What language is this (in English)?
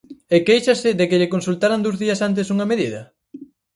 Galician